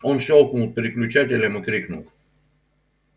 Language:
Russian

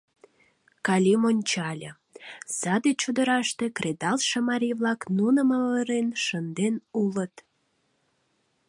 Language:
Mari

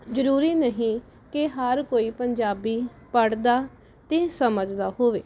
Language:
Punjabi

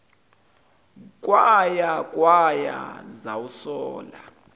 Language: Zulu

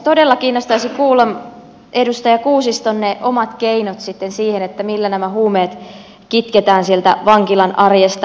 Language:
Finnish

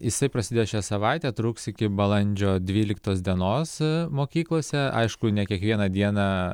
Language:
Lithuanian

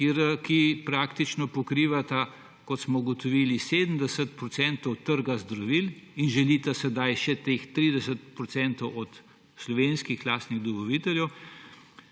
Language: Slovenian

